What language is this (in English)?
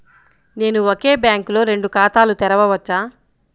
Telugu